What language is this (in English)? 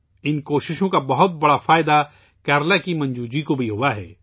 Urdu